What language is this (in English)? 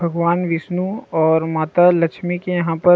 Chhattisgarhi